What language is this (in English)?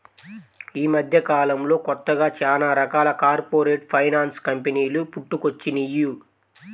Telugu